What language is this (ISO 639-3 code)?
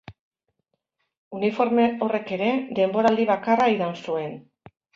eus